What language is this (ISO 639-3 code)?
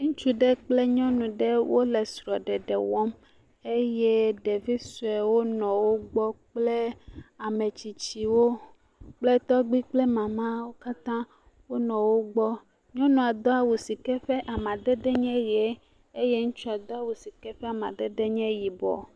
ewe